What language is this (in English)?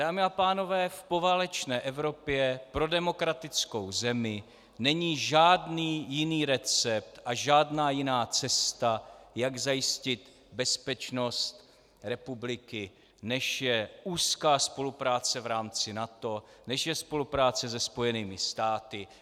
Czech